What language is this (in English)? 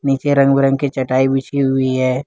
Hindi